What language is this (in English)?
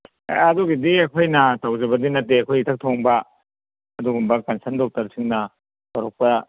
Manipuri